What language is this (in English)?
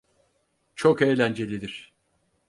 Turkish